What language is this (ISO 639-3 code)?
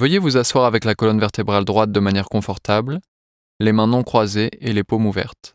fra